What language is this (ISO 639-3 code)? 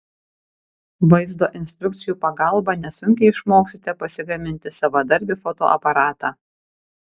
lit